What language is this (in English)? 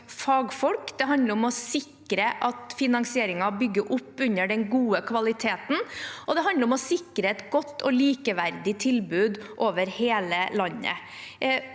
Norwegian